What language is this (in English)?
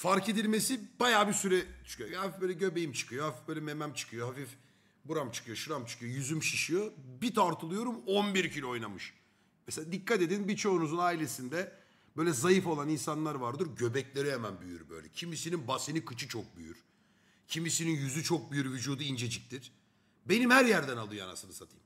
Turkish